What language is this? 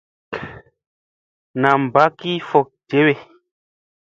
Musey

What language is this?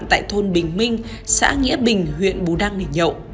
Vietnamese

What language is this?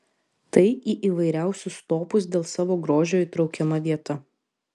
Lithuanian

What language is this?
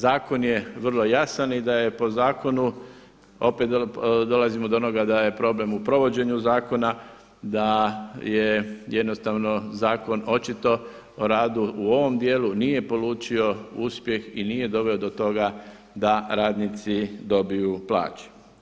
Croatian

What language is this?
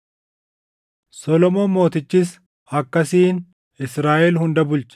Oromo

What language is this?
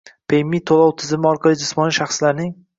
Uzbek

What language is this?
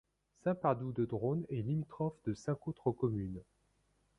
French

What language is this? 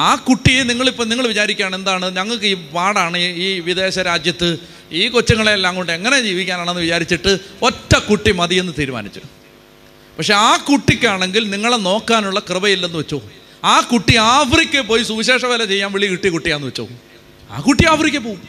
Malayalam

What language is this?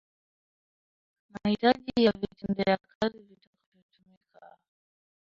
Swahili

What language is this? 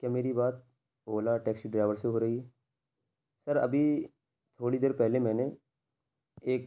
Urdu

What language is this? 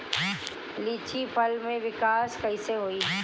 Bhojpuri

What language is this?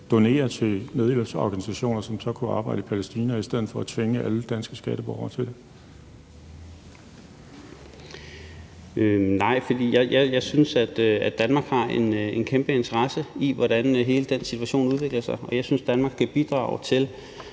Danish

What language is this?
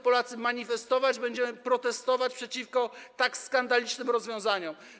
Polish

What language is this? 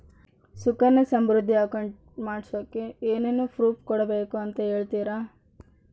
Kannada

